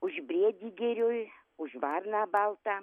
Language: Lithuanian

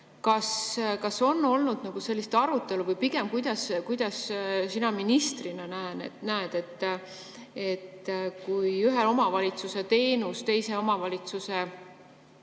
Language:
Estonian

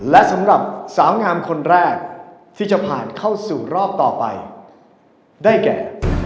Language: Thai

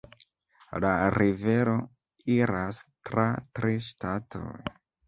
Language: Esperanto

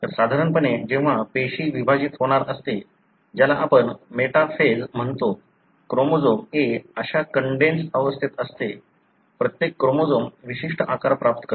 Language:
Marathi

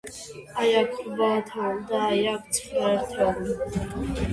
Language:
Georgian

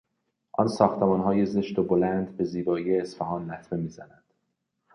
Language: Persian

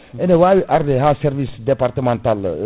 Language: Fula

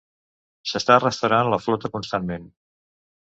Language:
Catalan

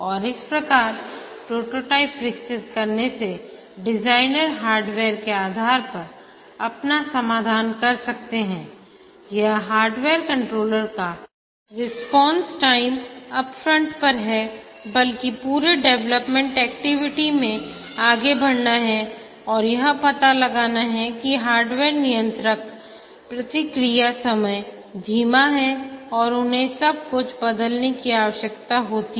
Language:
Hindi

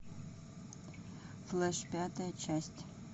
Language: Russian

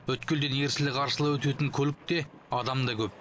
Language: Kazakh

